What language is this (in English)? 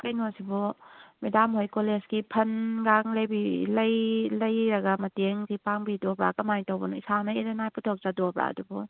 Manipuri